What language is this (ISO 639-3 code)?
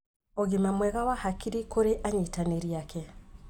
kik